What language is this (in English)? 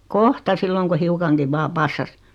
Finnish